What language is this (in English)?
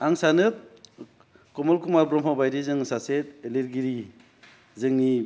Bodo